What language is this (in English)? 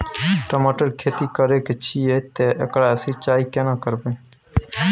Maithili